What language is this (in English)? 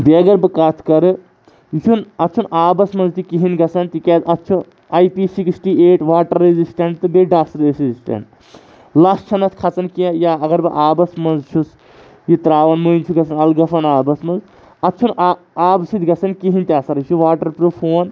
Kashmiri